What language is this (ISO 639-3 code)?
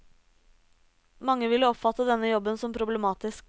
nor